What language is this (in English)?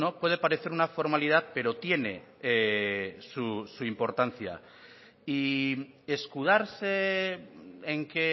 Spanish